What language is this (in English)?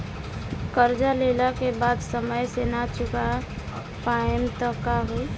Bhojpuri